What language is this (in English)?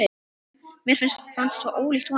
Icelandic